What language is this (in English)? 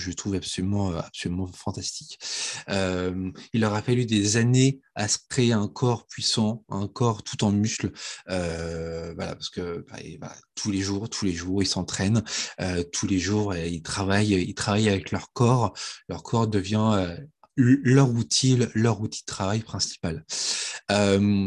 French